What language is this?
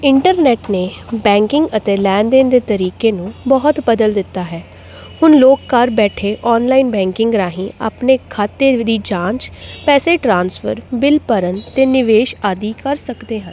Punjabi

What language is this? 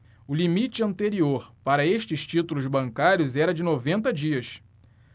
Portuguese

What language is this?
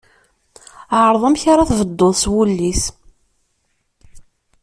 Kabyle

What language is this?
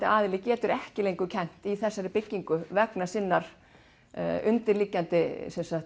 Icelandic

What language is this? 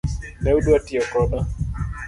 Luo (Kenya and Tanzania)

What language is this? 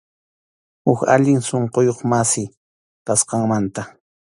Arequipa-La Unión Quechua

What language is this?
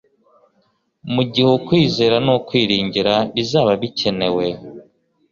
Kinyarwanda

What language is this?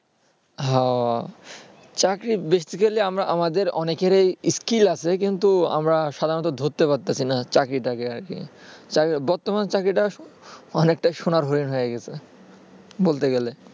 Bangla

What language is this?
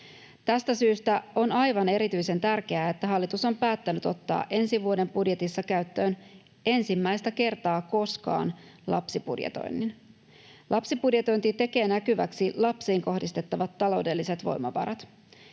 Finnish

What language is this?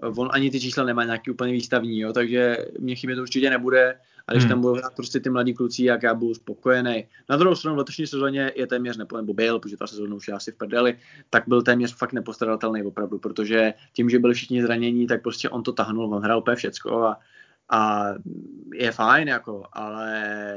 Czech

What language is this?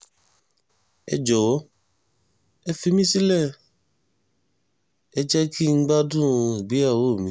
Yoruba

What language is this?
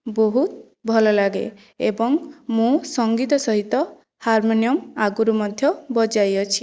Odia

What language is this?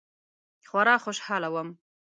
Pashto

